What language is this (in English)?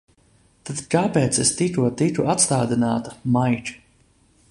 Latvian